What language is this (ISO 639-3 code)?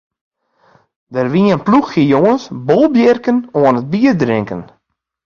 fry